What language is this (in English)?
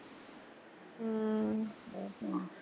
Punjabi